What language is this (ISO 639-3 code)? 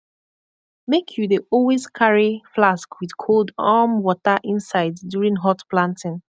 pcm